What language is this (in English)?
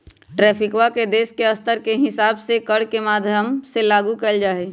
Magahi